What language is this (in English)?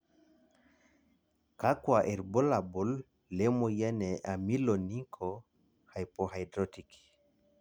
Masai